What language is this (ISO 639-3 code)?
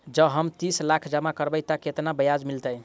mai